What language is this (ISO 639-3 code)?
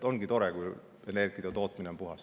est